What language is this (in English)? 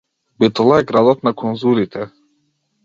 Macedonian